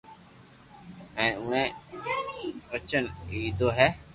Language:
Loarki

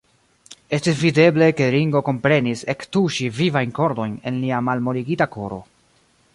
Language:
Esperanto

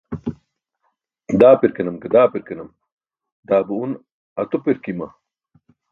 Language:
Burushaski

